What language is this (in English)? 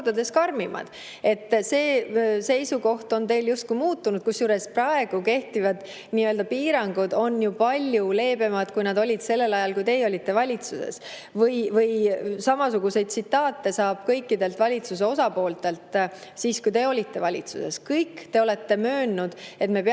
Estonian